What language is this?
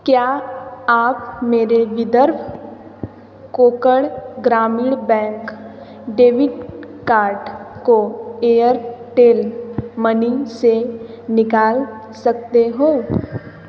Hindi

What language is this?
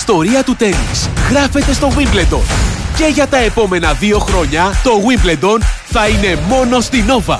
Greek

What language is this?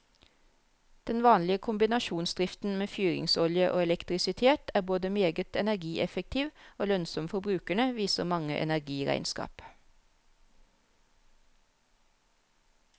Norwegian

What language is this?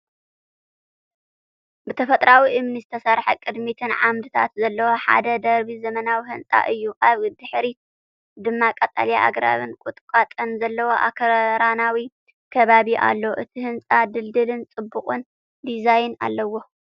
Tigrinya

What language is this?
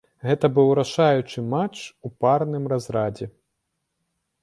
Belarusian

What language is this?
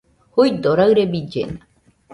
Nüpode Huitoto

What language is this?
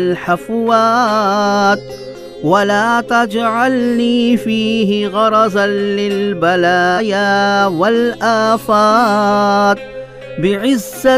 Urdu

